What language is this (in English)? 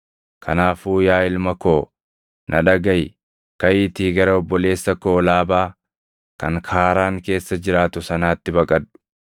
Oromo